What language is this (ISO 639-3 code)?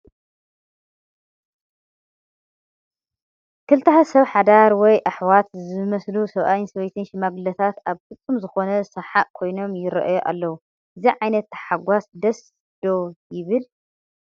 tir